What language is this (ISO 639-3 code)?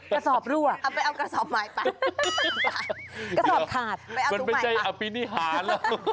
tha